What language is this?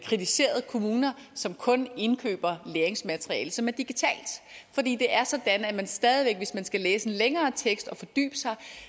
Danish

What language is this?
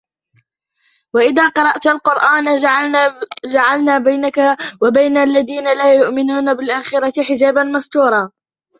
Arabic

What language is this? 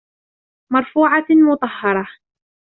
Arabic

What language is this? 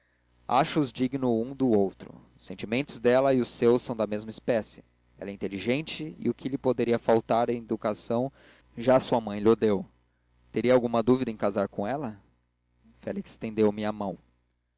Portuguese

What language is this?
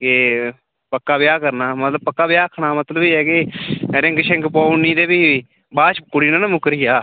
Dogri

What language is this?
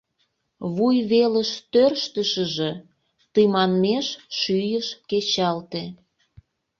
Mari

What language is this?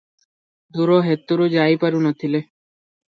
Odia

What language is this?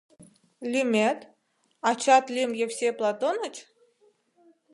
Mari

